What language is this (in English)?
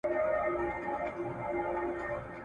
Pashto